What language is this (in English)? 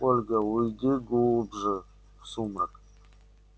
Russian